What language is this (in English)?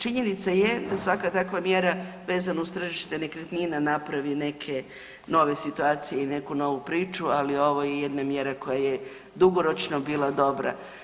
Croatian